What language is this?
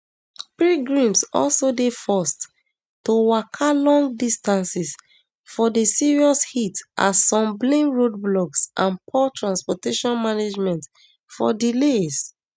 Nigerian Pidgin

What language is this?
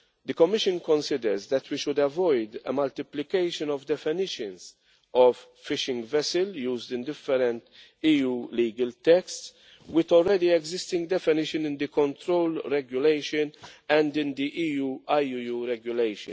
English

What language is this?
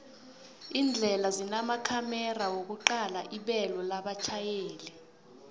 South Ndebele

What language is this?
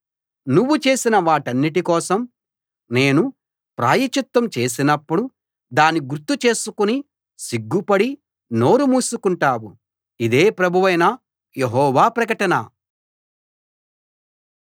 Telugu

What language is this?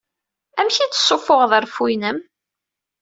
Kabyle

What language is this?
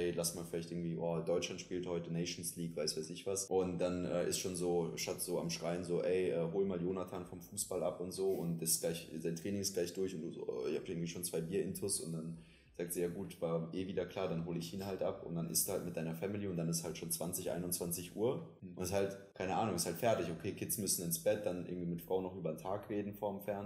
German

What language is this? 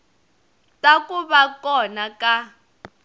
Tsonga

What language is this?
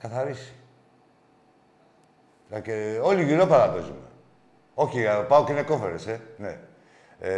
Greek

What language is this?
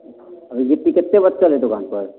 Maithili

